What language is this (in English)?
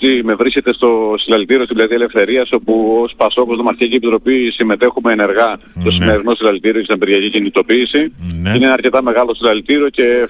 Greek